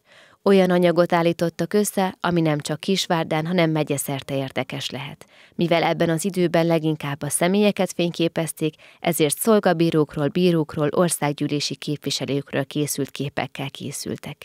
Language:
Hungarian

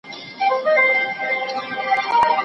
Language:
Pashto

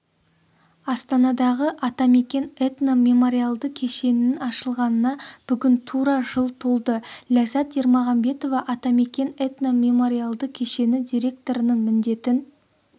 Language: Kazakh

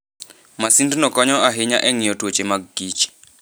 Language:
Luo (Kenya and Tanzania)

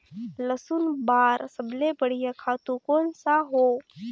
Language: Chhattisgarhi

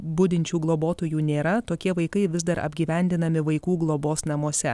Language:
Lithuanian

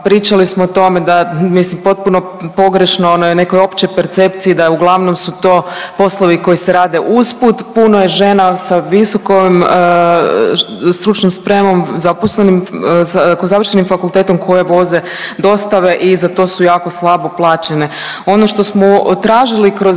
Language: Croatian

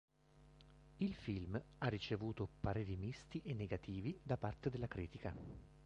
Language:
Italian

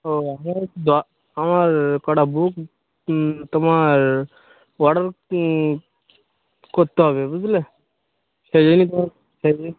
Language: Bangla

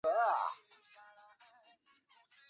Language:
Chinese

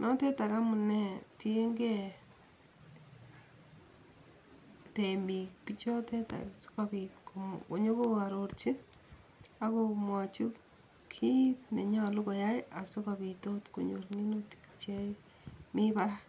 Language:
Kalenjin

